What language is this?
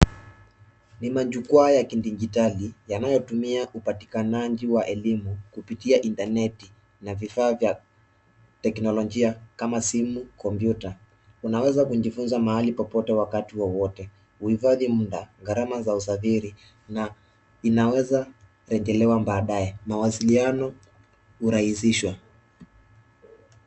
Swahili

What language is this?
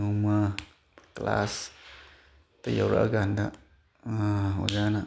Manipuri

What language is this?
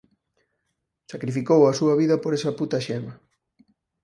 Galician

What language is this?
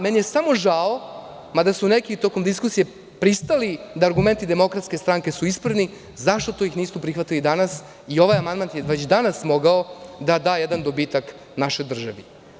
Serbian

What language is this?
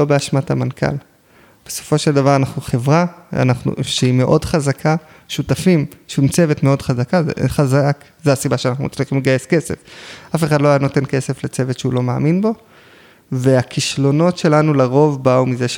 Hebrew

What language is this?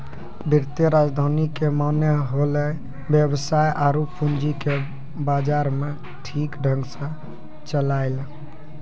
Maithili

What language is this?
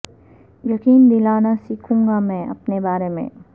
Urdu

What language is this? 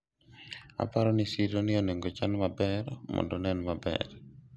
Luo (Kenya and Tanzania)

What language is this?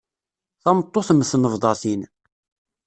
Kabyle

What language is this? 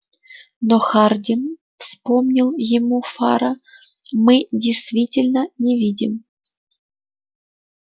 Russian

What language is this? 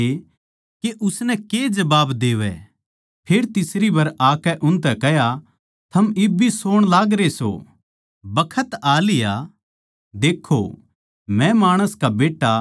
Haryanvi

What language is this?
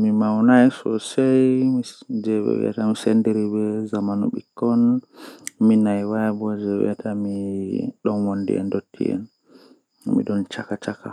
Western Niger Fulfulde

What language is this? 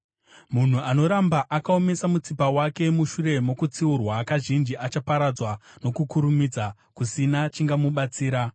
Shona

